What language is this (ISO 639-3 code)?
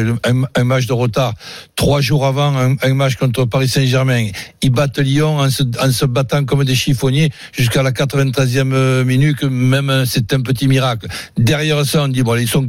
fra